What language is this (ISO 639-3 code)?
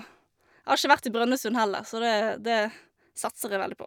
nor